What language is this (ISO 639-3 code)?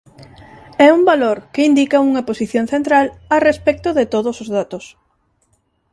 glg